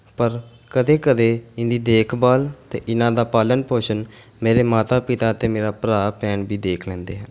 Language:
Punjabi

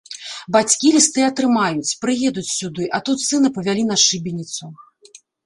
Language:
Belarusian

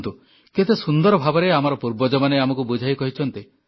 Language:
Odia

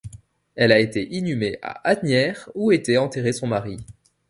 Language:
French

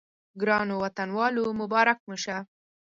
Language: Pashto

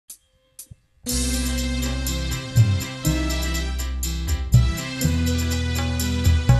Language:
Indonesian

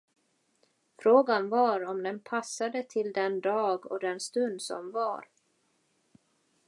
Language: Swedish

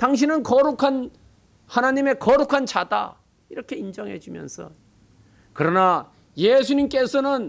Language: Korean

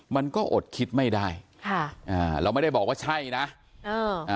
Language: Thai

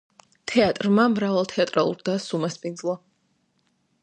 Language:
Georgian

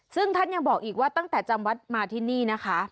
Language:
Thai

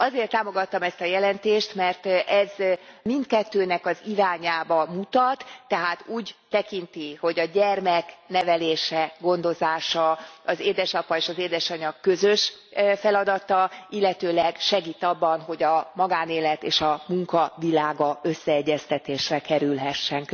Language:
Hungarian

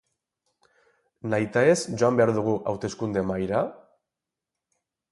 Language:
Basque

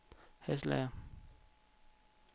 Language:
Danish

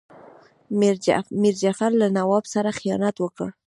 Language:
Pashto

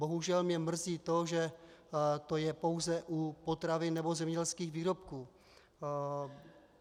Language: Czech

